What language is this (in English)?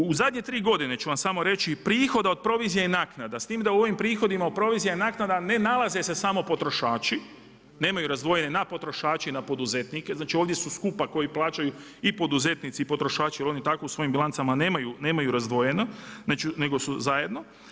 Croatian